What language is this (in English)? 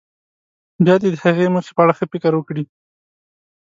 Pashto